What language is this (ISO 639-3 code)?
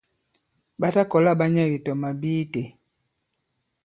abb